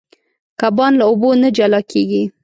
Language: Pashto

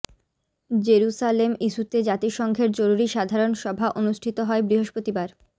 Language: Bangla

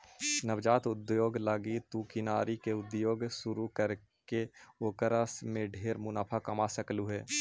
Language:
Magahi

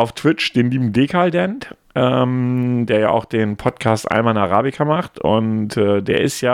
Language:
German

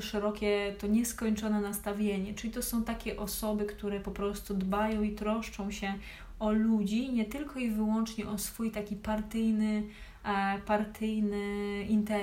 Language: Polish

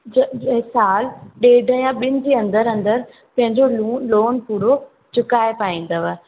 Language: Sindhi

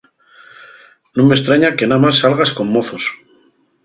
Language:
Asturian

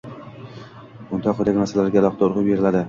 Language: Uzbek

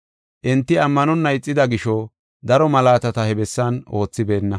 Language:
Gofa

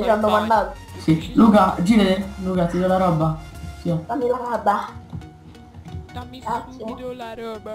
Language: Italian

